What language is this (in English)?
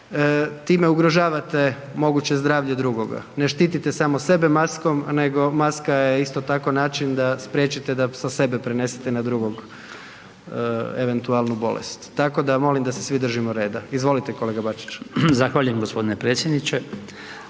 Croatian